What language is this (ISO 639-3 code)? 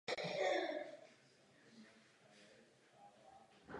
ces